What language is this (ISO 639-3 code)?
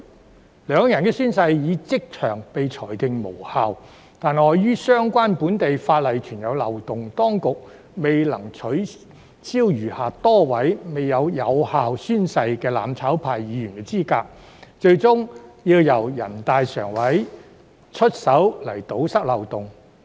yue